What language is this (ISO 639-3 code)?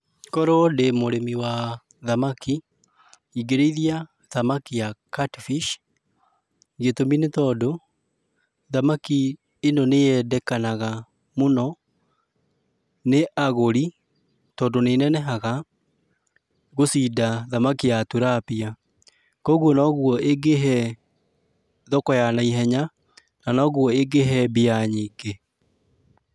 kik